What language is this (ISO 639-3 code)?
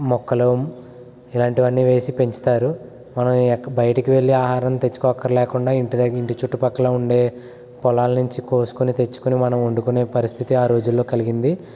tel